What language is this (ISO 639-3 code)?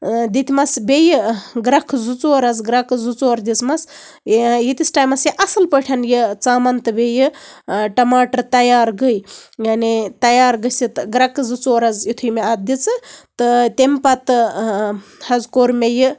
kas